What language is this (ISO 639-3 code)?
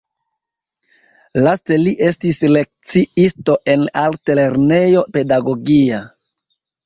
epo